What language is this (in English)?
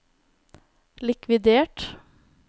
Norwegian